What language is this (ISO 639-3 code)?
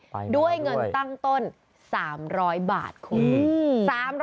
tha